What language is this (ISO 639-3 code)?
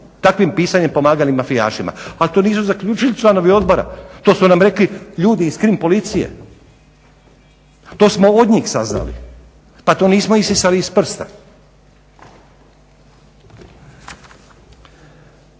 hrv